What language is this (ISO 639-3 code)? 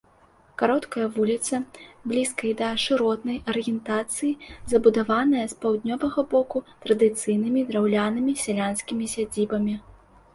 bel